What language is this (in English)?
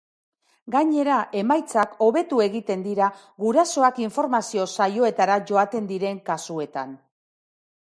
Basque